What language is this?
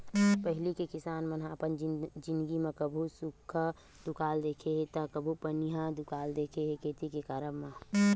Chhattisgarhi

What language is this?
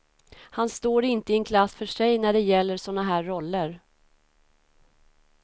Swedish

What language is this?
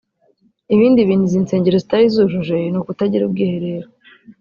Kinyarwanda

